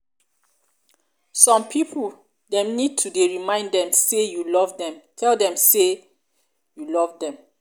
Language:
Nigerian Pidgin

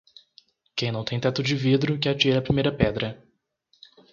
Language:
Portuguese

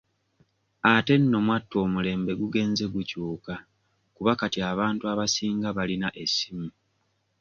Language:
Ganda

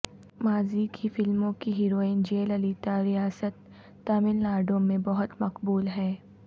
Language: Urdu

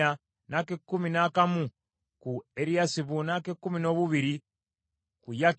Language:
Ganda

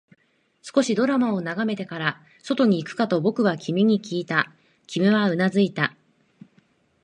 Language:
Japanese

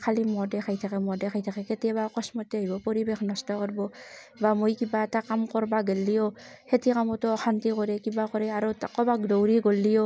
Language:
Assamese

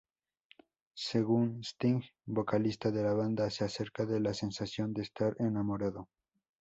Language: Spanish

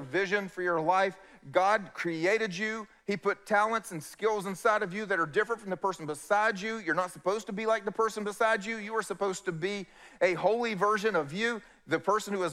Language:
English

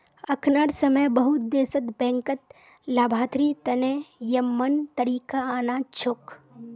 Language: Magahi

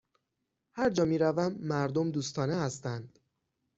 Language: Persian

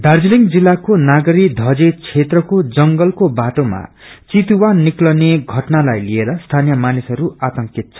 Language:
Nepali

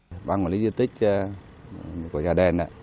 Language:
Vietnamese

